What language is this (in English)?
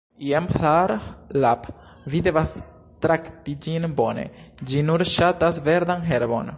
Esperanto